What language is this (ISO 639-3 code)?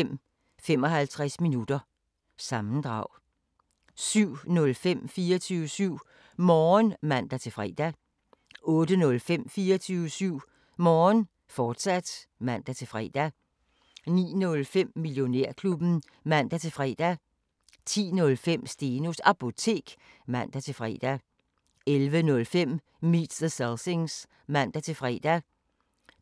dan